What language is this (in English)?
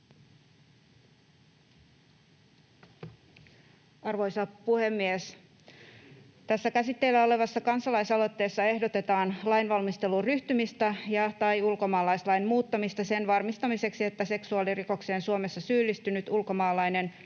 Finnish